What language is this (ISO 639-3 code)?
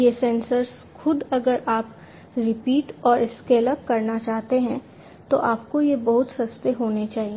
hin